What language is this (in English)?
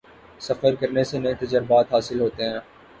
Urdu